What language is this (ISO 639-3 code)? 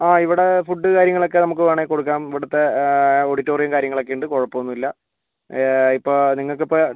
mal